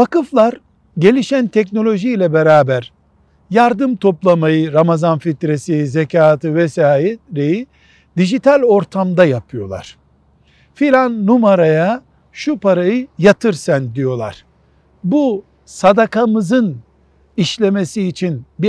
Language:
Turkish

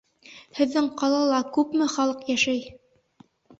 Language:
Bashkir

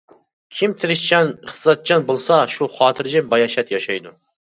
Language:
Uyghur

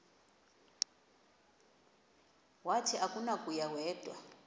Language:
Xhosa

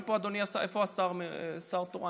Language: Hebrew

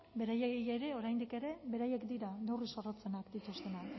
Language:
Basque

